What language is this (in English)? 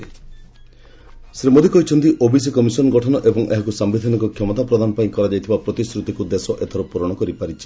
Odia